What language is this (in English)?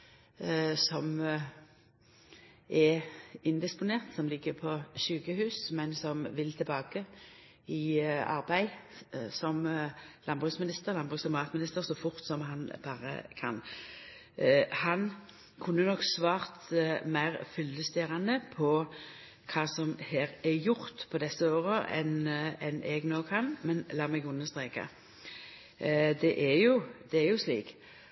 Norwegian Nynorsk